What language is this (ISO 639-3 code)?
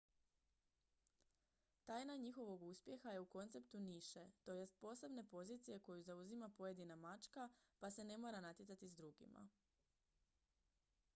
hrv